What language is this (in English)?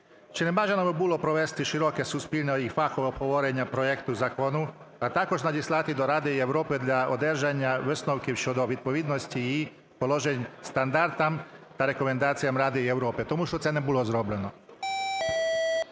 Ukrainian